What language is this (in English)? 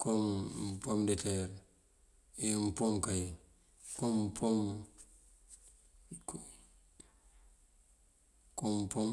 Mandjak